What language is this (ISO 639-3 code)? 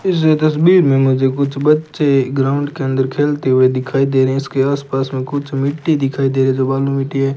hin